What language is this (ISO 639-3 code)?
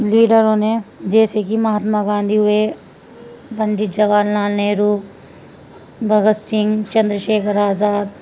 urd